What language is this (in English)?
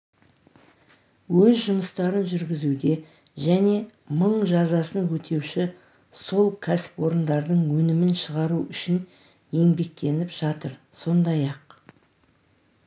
Kazakh